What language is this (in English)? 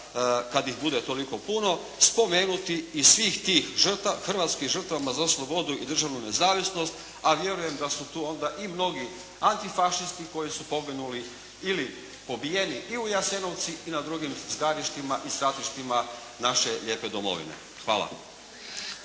Croatian